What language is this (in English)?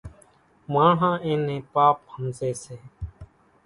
Kachi Koli